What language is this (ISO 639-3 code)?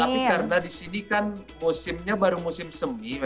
ind